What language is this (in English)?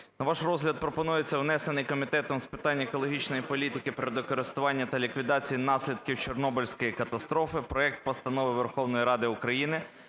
Ukrainian